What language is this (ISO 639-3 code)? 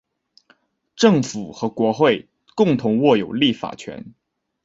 zho